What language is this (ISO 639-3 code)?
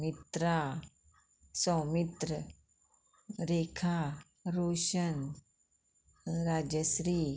kok